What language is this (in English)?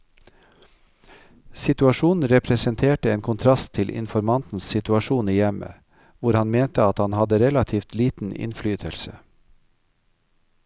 Norwegian